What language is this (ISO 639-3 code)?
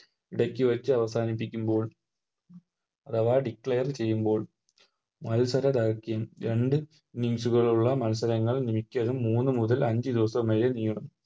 mal